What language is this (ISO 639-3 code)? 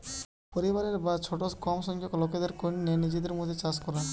ben